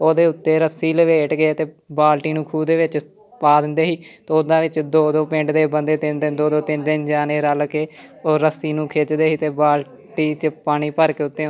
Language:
Punjabi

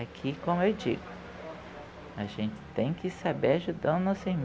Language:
Portuguese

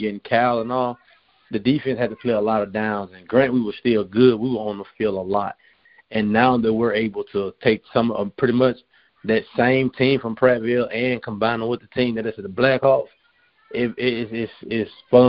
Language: English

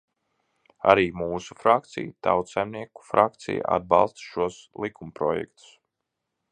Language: Latvian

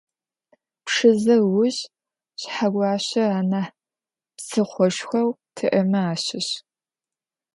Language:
Adyghe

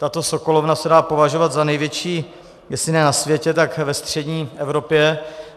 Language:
Czech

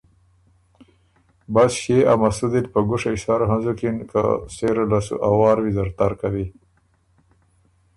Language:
Ormuri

